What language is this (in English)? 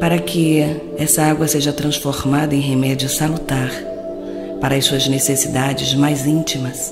Portuguese